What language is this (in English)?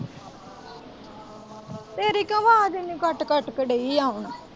Punjabi